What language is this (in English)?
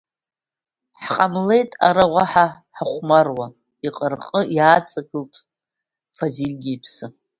Abkhazian